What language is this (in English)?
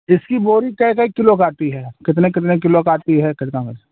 Hindi